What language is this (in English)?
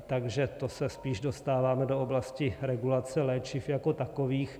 Czech